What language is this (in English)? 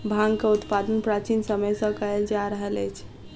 Maithili